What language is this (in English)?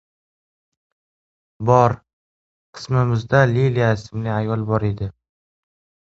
Uzbek